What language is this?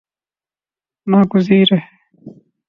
Urdu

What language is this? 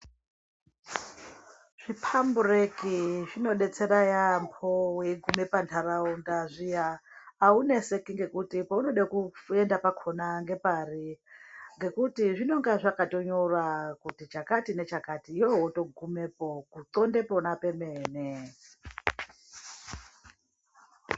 Ndau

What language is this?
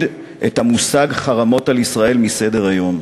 Hebrew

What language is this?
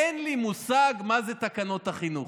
Hebrew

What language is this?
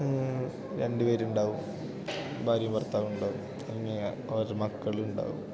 Malayalam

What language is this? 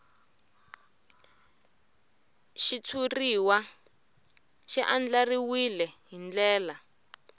Tsonga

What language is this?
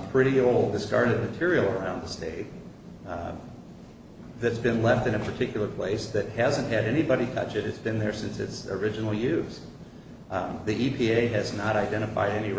English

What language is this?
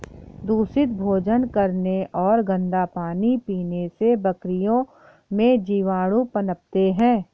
Hindi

